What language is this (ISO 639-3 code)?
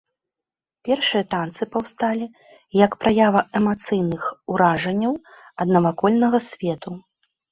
bel